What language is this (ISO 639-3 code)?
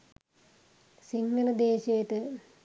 sin